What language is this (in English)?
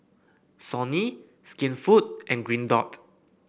English